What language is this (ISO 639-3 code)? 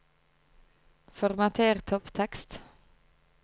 nor